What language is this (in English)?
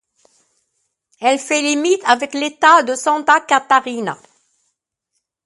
French